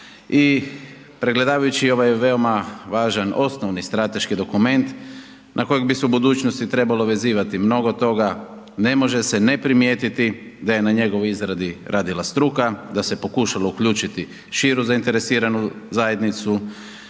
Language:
Croatian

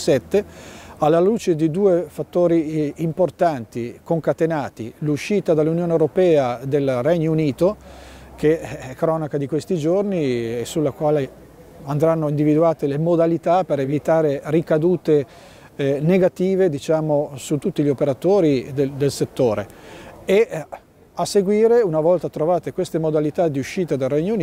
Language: Italian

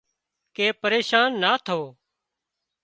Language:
Wadiyara Koli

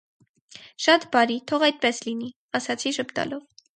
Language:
Armenian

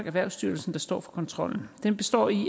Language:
Danish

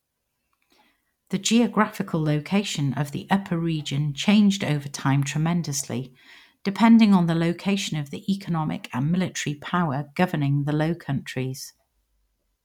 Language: English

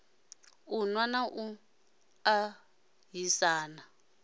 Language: Venda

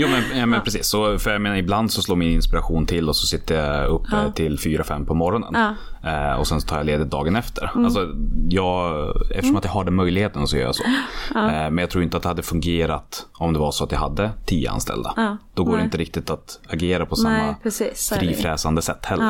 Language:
Swedish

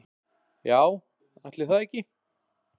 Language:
Icelandic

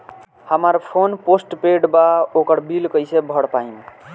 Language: Bhojpuri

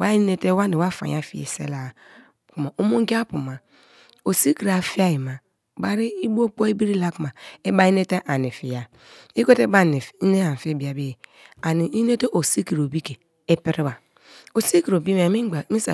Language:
Kalabari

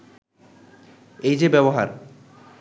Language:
Bangla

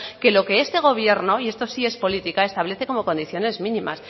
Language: Spanish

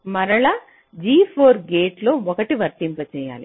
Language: Telugu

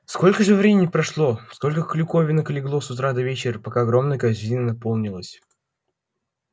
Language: Russian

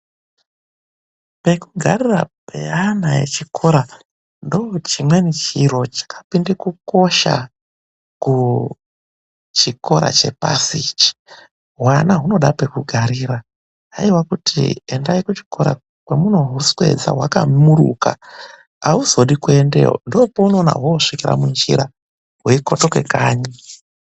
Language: Ndau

